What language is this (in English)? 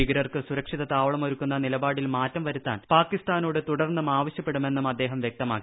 Malayalam